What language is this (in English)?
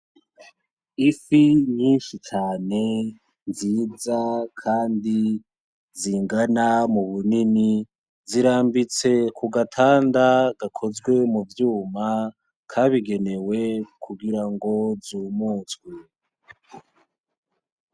Rundi